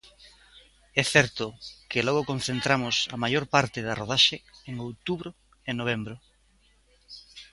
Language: Galician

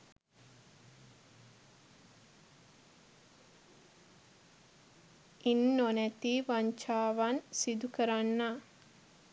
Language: Sinhala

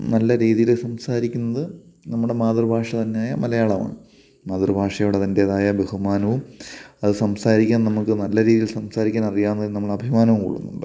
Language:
Malayalam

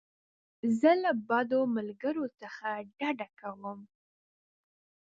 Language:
Pashto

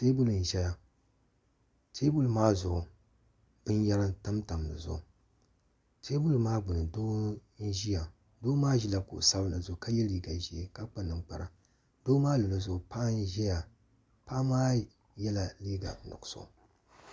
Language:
Dagbani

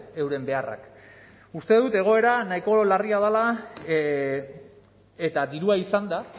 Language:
Basque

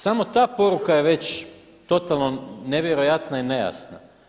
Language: Croatian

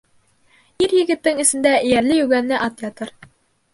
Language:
Bashkir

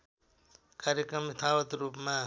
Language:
Nepali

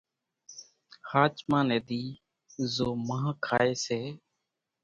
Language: Kachi Koli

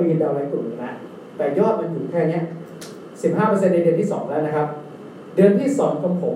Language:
Thai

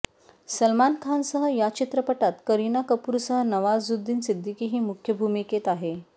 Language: Marathi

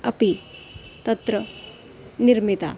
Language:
Sanskrit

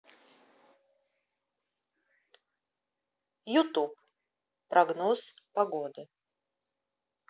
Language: Russian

